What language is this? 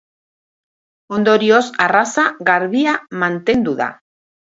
Basque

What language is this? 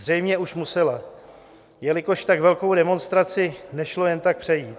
Czech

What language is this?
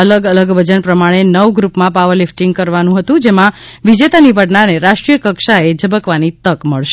Gujarati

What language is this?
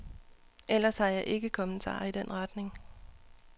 Danish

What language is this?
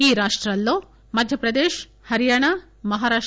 Telugu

